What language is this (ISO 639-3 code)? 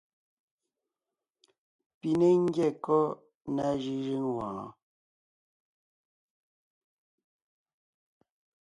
nnh